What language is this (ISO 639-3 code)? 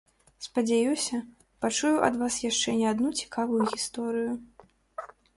bel